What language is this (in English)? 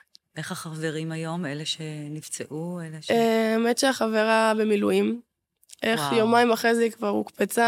Hebrew